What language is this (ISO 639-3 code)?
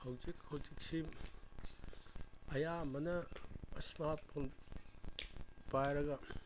mni